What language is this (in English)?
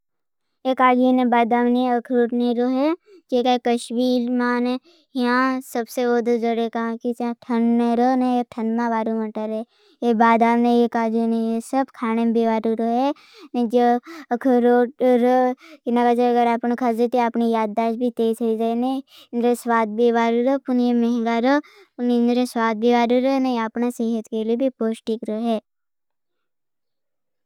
Bhili